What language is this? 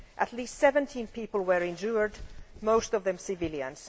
English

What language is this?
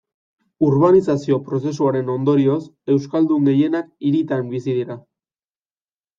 Basque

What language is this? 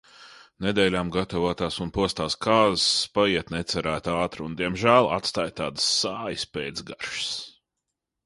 Latvian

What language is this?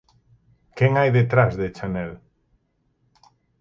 Galician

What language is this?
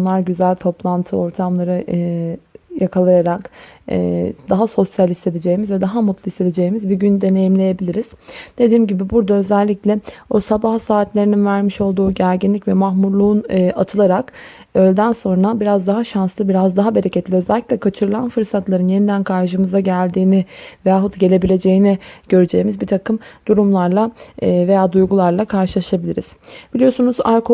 Turkish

